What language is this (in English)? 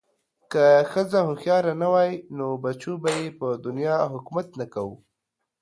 Pashto